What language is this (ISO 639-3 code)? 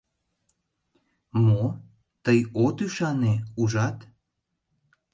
chm